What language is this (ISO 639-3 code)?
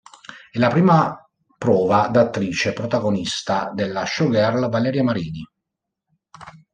ita